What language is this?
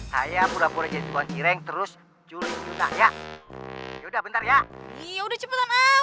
Indonesian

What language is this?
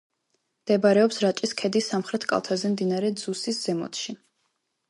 Georgian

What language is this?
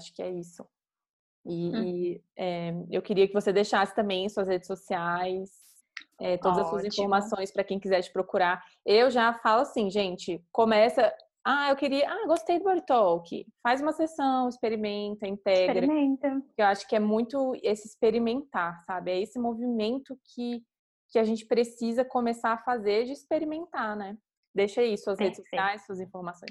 Portuguese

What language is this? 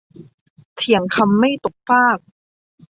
Thai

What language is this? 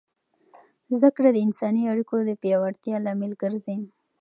Pashto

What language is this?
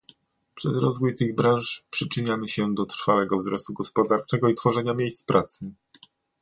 Polish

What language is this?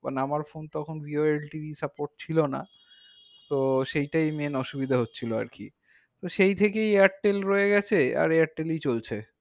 Bangla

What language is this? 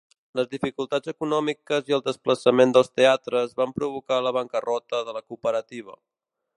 Catalan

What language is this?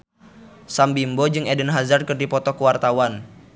Sundanese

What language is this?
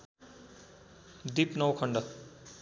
Nepali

